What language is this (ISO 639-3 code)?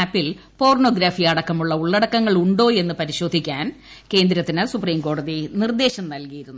mal